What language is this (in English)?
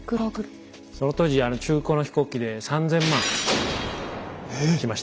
Japanese